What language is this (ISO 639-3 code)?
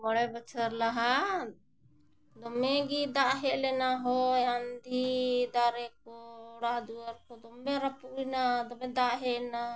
sat